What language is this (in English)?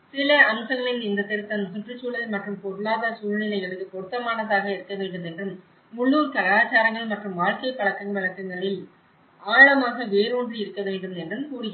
Tamil